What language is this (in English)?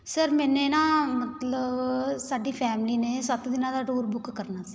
Punjabi